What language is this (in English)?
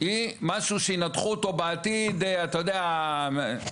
Hebrew